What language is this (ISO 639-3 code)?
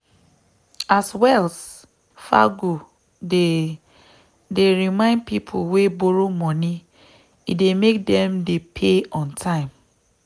pcm